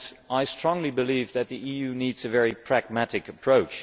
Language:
English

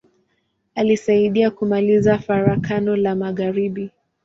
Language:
Swahili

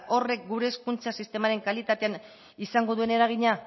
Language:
Basque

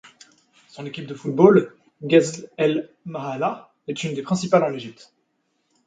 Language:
French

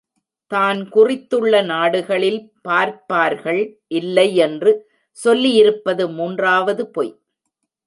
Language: Tamil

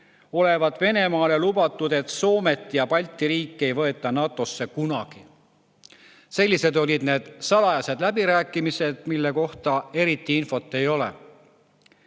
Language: Estonian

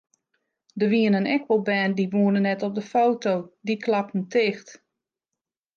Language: Western Frisian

